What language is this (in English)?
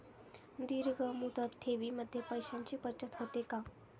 Marathi